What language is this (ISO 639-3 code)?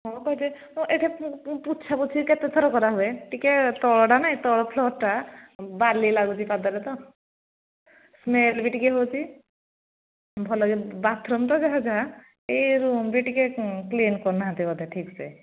ori